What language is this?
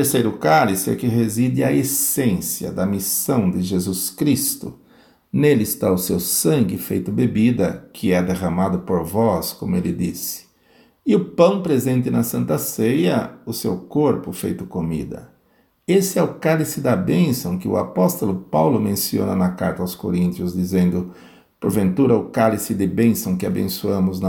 Portuguese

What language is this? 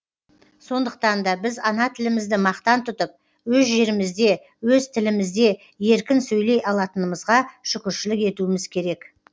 Kazakh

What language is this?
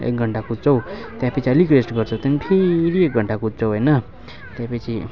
Nepali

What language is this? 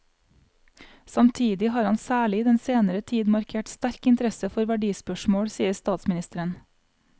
Norwegian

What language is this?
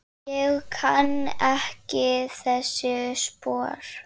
Icelandic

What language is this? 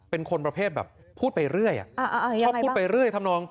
Thai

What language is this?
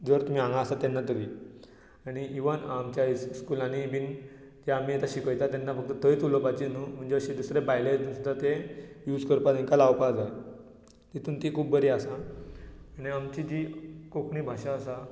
Konkani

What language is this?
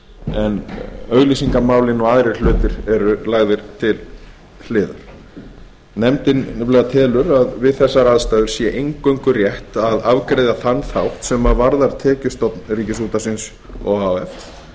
Icelandic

